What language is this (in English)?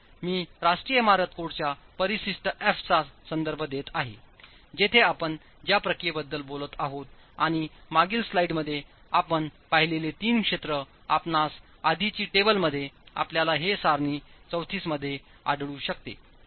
Marathi